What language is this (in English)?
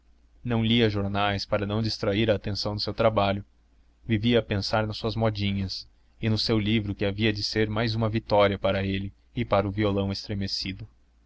Portuguese